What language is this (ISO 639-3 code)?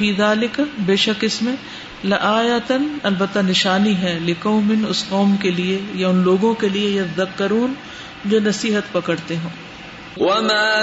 urd